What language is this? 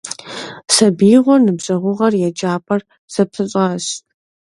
Kabardian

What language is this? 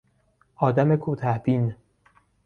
Persian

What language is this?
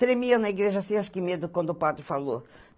Portuguese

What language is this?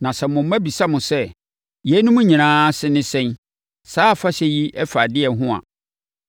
Akan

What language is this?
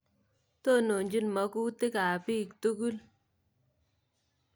Kalenjin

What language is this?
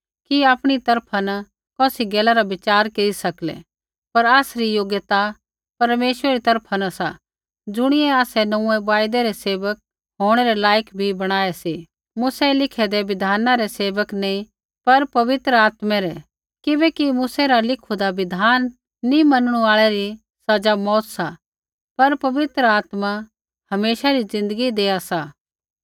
Kullu Pahari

